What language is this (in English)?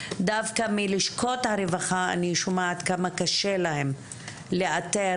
Hebrew